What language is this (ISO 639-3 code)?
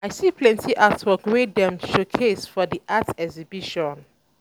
pcm